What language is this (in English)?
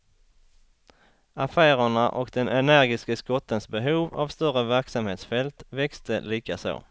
Swedish